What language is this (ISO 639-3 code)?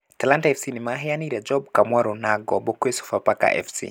kik